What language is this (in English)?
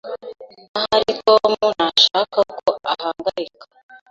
Kinyarwanda